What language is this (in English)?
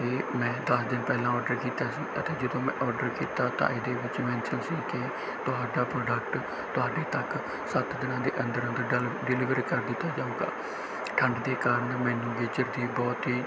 Punjabi